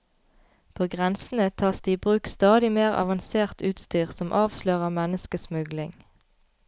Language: Norwegian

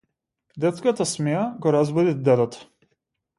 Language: Macedonian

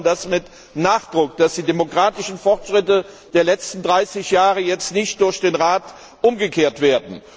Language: German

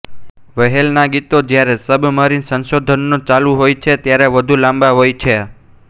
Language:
Gujarati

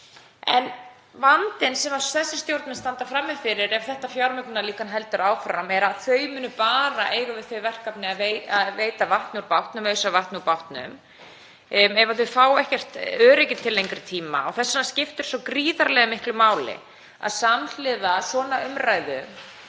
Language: Icelandic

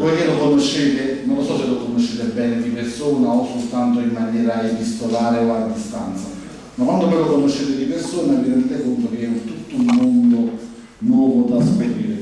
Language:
Italian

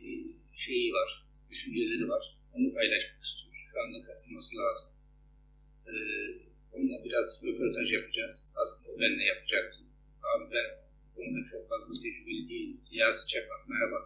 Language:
Turkish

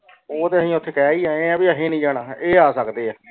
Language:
Punjabi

